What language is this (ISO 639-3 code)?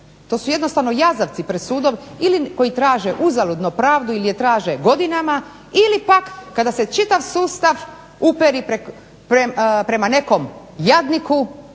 hrv